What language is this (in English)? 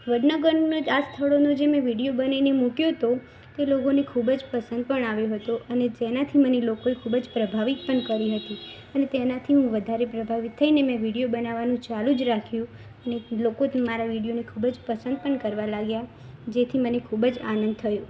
Gujarati